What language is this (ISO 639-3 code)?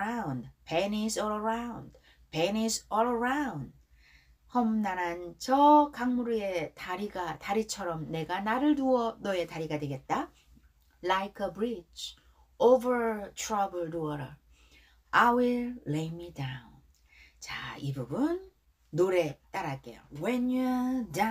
kor